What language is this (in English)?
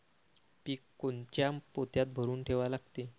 Marathi